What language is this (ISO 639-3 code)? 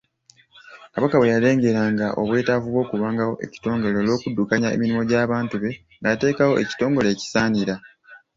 lug